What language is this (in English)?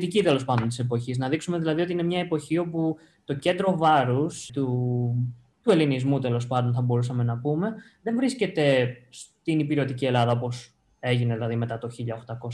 Greek